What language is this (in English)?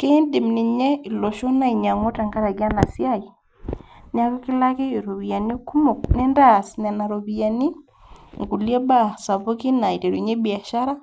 Masai